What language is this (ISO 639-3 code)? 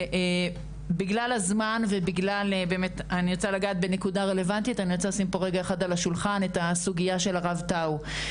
heb